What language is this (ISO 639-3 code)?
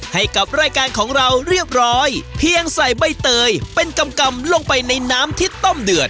tha